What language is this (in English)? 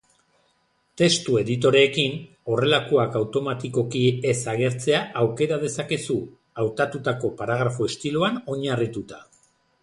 Basque